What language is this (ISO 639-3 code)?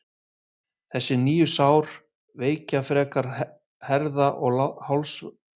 isl